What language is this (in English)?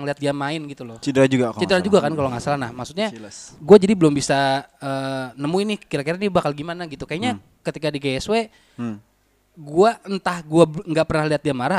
Indonesian